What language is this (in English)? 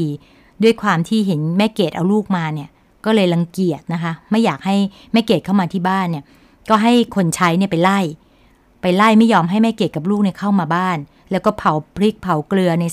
Thai